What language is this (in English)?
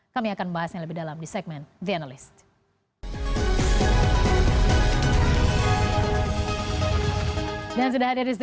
Indonesian